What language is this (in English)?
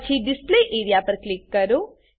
Gujarati